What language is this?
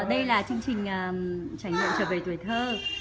Vietnamese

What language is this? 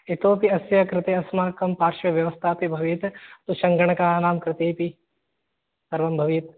Sanskrit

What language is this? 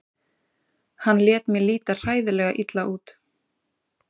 Icelandic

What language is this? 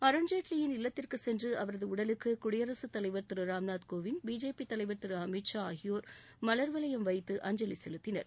Tamil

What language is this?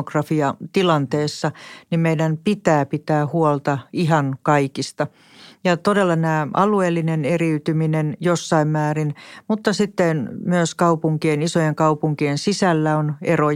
Finnish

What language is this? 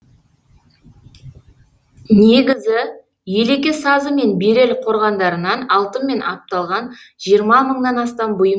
Kazakh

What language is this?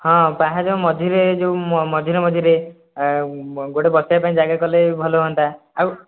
Odia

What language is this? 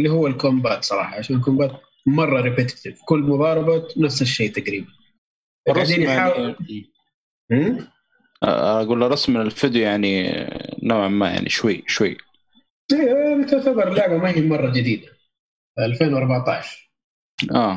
Arabic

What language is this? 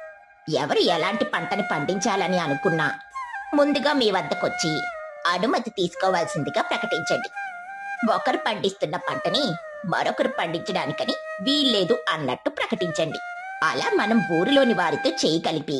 Telugu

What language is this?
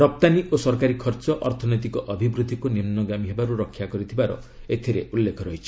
Odia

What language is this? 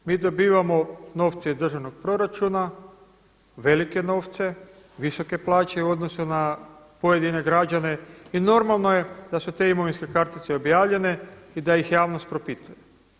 Croatian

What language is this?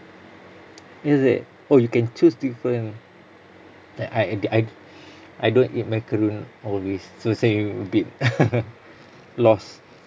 English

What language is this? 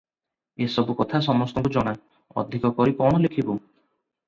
Odia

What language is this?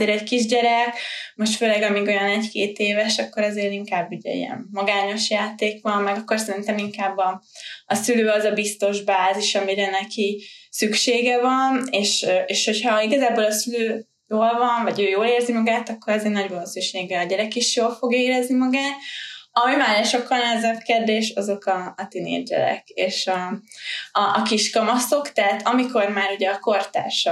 Hungarian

